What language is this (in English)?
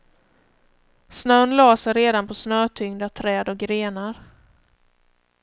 Swedish